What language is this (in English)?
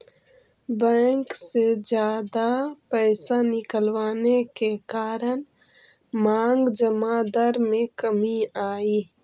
Magahi